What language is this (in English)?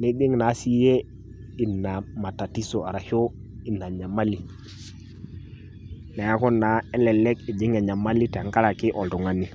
Masai